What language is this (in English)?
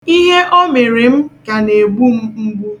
Igbo